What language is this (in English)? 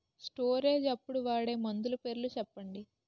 Telugu